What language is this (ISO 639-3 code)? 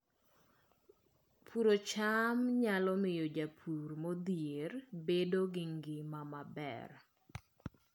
luo